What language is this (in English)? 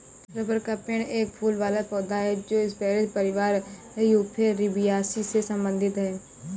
Hindi